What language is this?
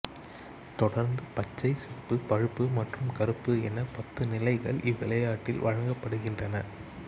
Tamil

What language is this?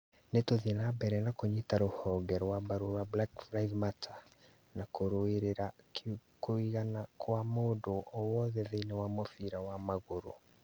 Kikuyu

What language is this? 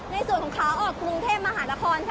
Thai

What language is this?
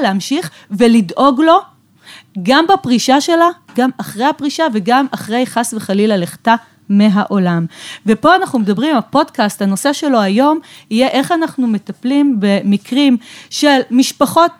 Hebrew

